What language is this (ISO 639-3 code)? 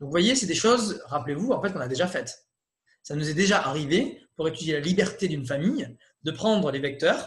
fra